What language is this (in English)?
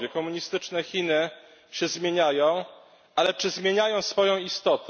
Polish